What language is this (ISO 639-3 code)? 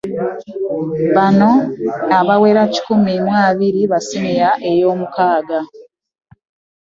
lug